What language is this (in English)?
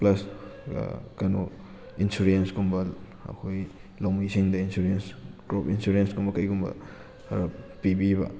Manipuri